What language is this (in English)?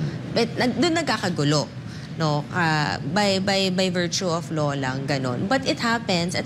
Filipino